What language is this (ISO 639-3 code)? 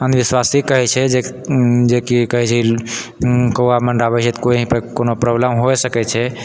mai